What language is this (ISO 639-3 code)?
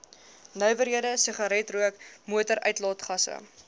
afr